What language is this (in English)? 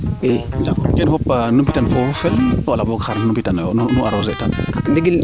Serer